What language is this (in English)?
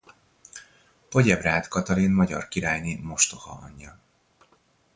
Hungarian